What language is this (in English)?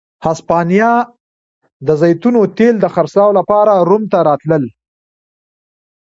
Pashto